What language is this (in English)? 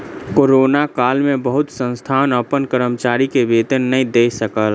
Maithili